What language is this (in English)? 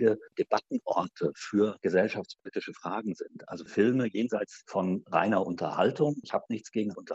German